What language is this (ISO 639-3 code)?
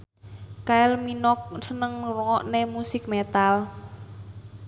jav